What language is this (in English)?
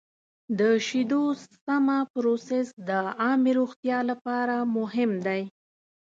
Pashto